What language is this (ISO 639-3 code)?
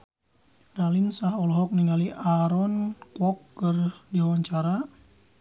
sun